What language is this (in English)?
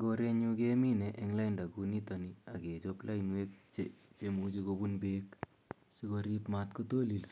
Kalenjin